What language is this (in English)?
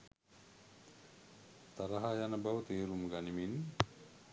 Sinhala